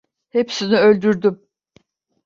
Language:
Turkish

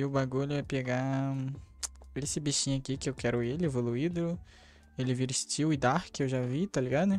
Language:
Portuguese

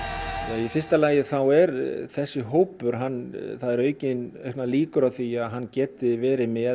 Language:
Icelandic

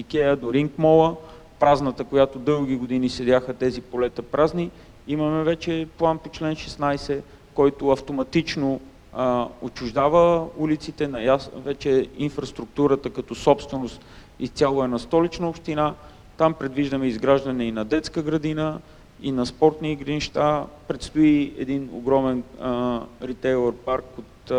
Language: Bulgarian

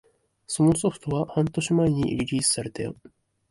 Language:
Japanese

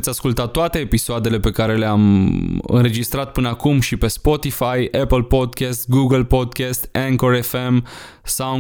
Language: Romanian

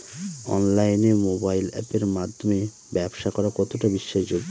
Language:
Bangla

